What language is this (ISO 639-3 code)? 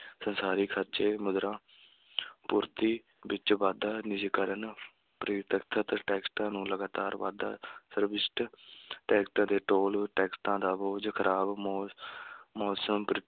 pan